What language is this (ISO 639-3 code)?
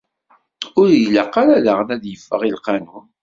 kab